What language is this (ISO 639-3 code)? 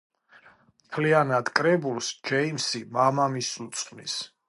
kat